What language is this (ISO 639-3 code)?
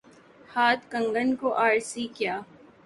urd